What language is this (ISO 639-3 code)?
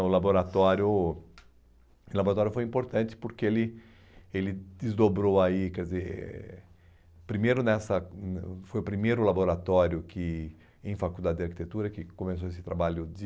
por